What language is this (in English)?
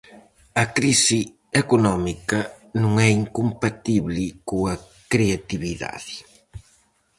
Galician